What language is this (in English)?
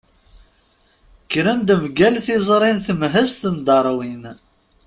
Kabyle